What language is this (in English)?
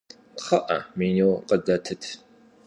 Kabardian